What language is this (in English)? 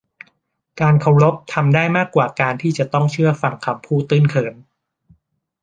Thai